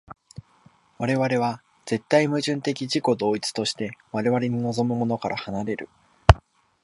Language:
Japanese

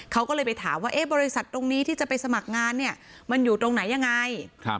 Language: Thai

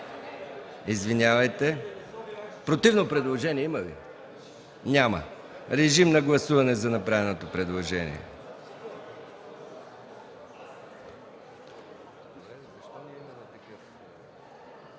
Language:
Bulgarian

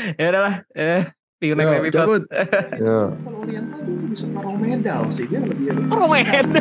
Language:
Indonesian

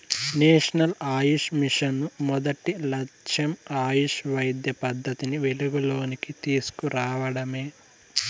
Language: Telugu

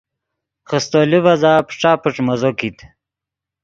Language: Yidgha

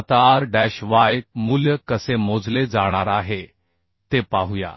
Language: Marathi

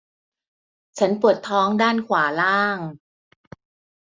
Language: Thai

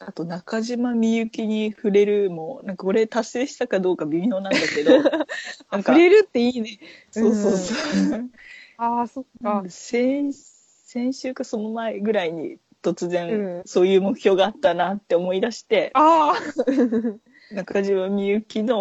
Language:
Japanese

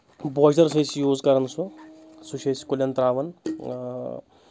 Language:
Kashmiri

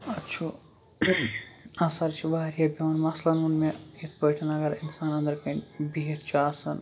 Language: Kashmiri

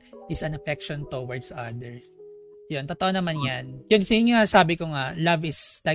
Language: Filipino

